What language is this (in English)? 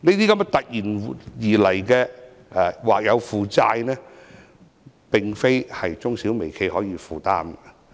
Cantonese